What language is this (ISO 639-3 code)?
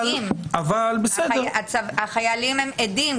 heb